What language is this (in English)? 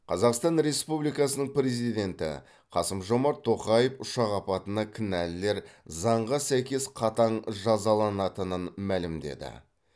Kazakh